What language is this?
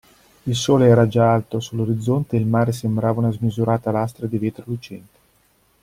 Italian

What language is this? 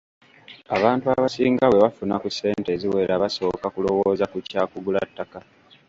Ganda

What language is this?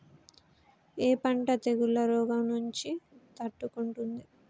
Telugu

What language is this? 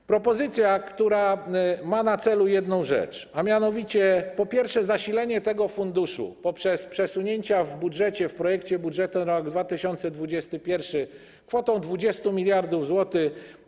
Polish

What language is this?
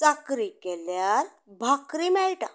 Konkani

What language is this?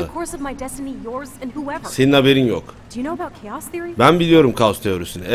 Turkish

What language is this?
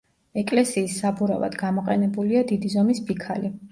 Georgian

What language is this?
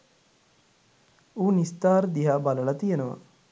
Sinhala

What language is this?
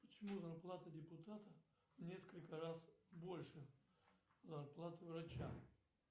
Russian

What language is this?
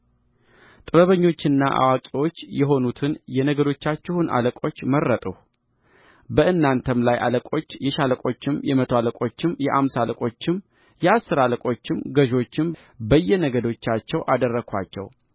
Amharic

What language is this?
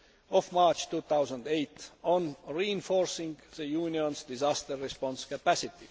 English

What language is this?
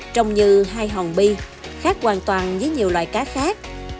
Vietnamese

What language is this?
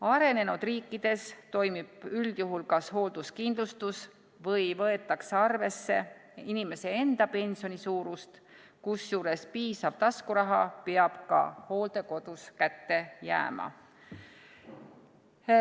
Estonian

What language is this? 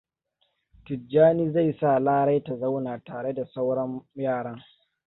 Hausa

